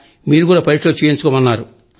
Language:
Telugu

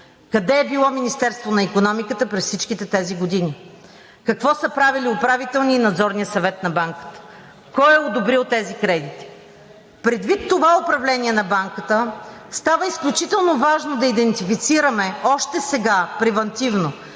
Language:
Bulgarian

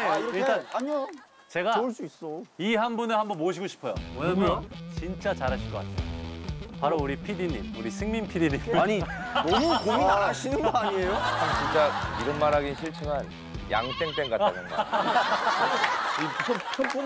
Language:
Korean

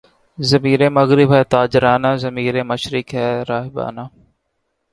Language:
Urdu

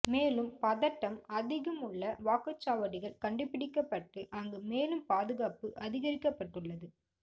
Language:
Tamil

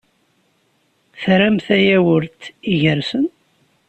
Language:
Kabyle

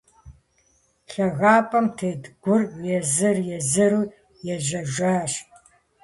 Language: Kabardian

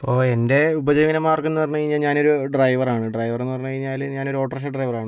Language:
Malayalam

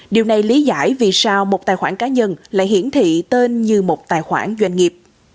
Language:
Vietnamese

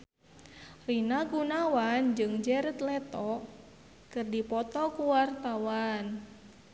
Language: Sundanese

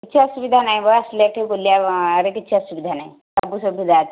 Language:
Odia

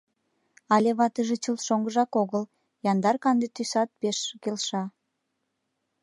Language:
Mari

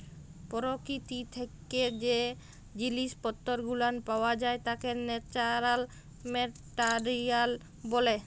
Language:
Bangla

